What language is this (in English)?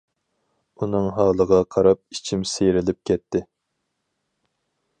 Uyghur